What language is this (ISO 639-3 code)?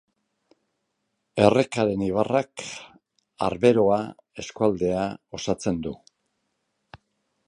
eus